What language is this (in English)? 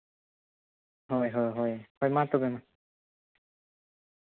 Santali